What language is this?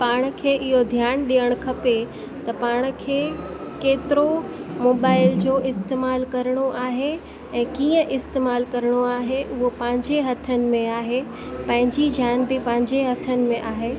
Sindhi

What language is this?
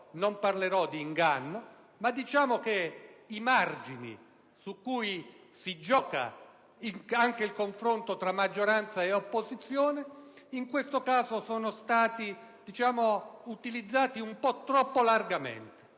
Italian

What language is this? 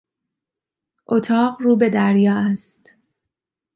Persian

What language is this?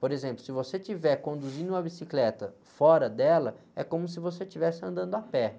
Portuguese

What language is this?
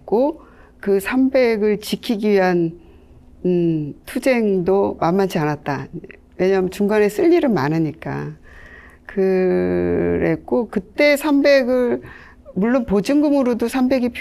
Korean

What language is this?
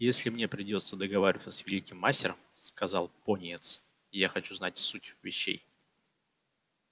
Russian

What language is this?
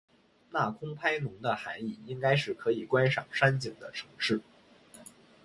Chinese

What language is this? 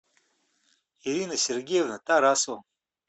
Russian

